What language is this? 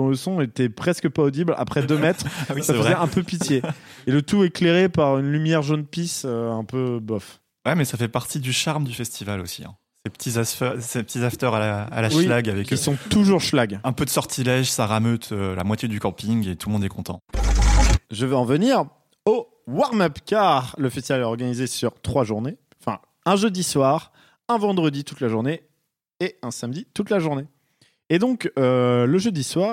French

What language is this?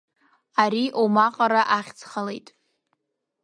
Abkhazian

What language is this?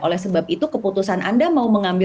Indonesian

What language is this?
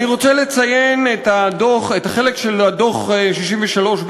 Hebrew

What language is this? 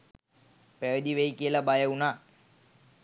Sinhala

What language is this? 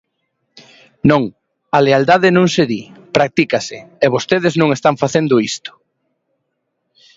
Galician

